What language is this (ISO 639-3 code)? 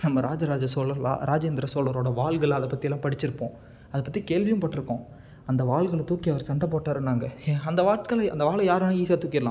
tam